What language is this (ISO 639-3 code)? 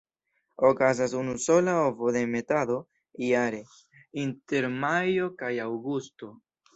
epo